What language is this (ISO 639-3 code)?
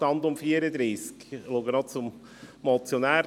gsw